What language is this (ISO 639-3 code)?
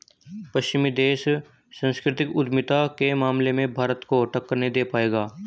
hin